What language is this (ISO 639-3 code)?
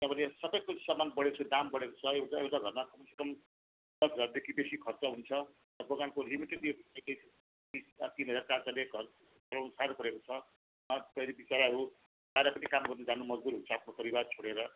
nep